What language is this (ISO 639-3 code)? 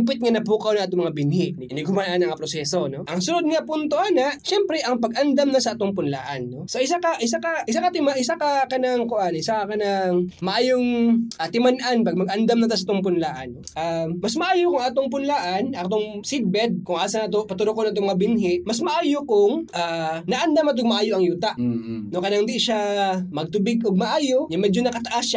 fil